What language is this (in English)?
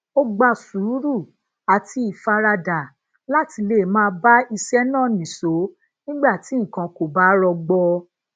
Yoruba